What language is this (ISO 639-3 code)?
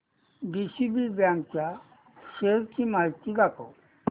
mar